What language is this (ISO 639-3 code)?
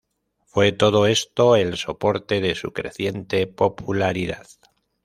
spa